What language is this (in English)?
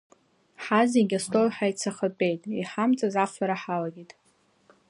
Abkhazian